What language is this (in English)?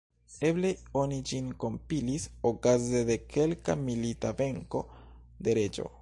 Esperanto